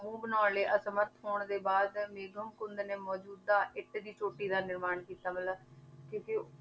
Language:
Punjabi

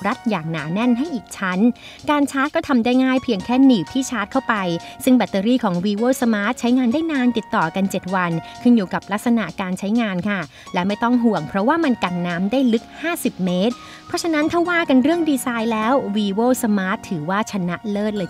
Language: Thai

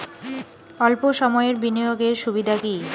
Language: Bangla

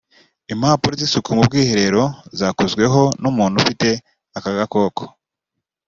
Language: Kinyarwanda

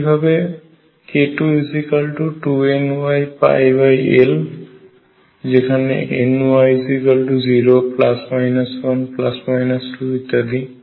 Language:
Bangla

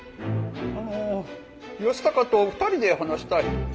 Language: Japanese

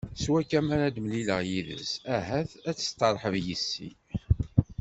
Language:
Kabyle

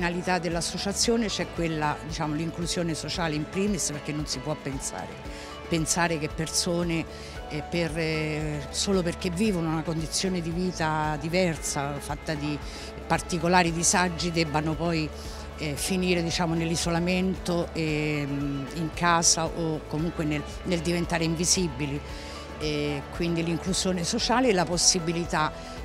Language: Italian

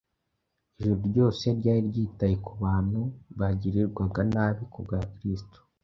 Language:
Kinyarwanda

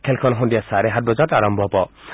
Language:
Assamese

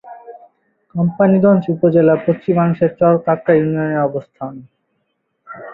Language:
Bangla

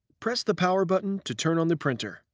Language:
English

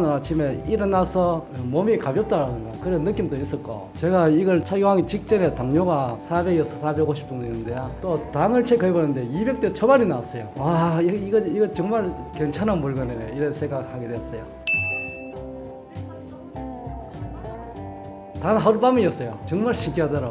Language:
Korean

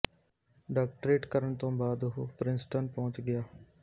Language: Punjabi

